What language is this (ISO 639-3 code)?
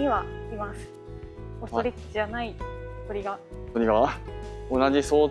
jpn